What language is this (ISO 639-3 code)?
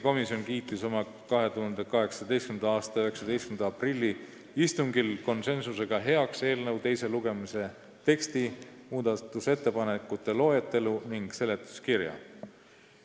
est